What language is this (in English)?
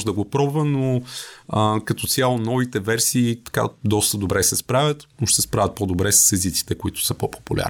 Bulgarian